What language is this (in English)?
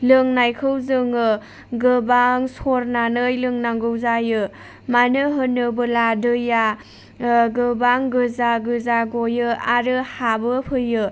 Bodo